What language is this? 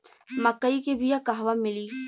Bhojpuri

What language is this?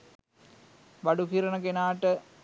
Sinhala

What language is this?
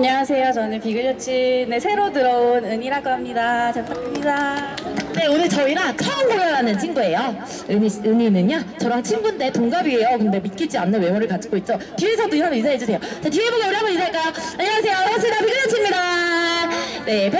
Korean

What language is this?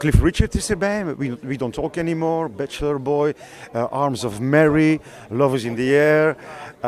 Dutch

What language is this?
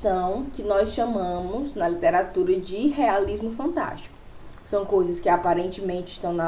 Portuguese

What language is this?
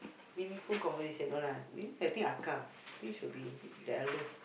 English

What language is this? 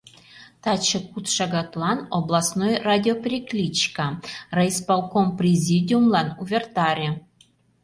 Mari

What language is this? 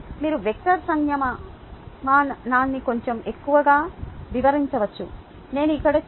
Telugu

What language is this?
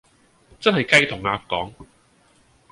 Cantonese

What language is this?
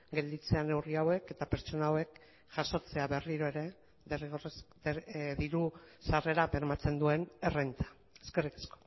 Basque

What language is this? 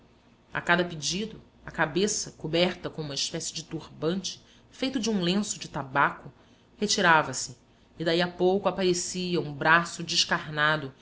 Portuguese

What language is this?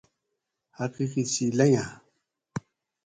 Gawri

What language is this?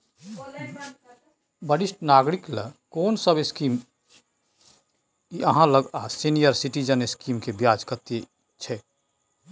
Maithili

